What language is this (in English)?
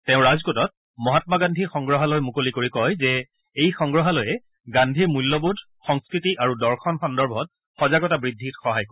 Assamese